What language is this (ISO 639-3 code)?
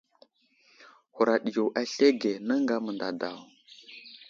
udl